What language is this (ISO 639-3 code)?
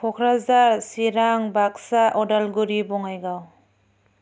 brx